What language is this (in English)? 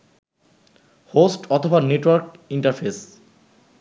Bangla